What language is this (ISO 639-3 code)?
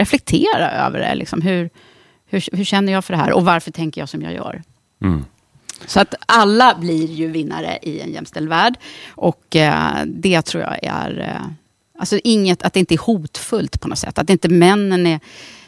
swe